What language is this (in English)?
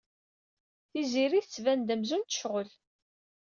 Kabyle